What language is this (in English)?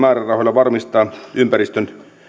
Finnish